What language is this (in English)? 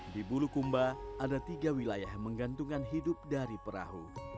Indonesian